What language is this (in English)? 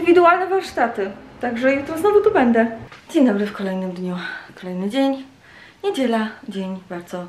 Polish